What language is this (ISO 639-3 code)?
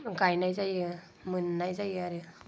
brx